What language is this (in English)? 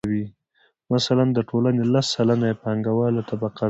Pashto